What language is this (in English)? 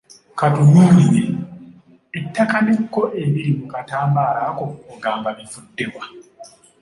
Ganda